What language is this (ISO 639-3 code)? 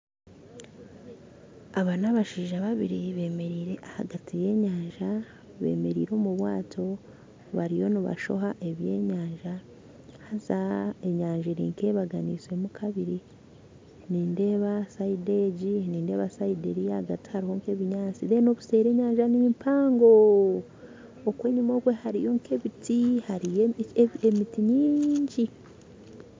nyn